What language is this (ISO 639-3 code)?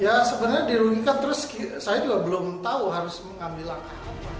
ind